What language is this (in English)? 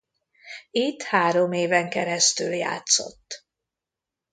Hungarian